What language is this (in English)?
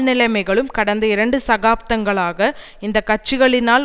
Tamil